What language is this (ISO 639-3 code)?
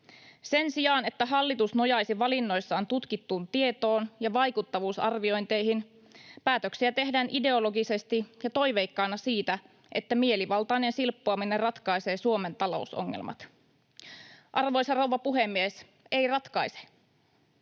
fin